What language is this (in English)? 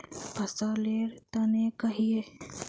Magahi